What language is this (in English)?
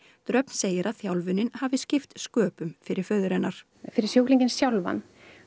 Icelandic